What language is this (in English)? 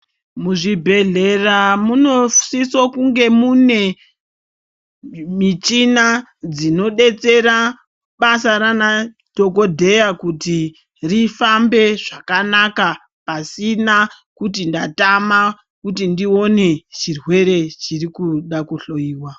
Ndau